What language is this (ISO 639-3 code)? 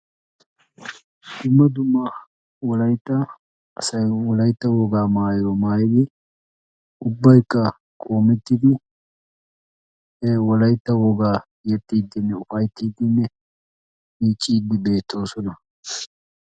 wal